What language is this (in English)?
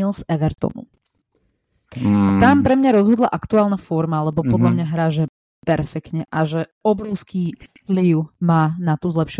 Slovak